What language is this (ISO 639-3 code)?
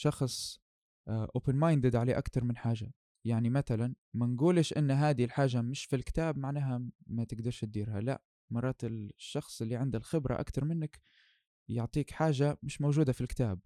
ara